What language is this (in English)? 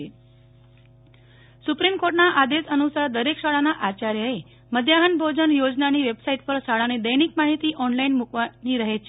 Gujarati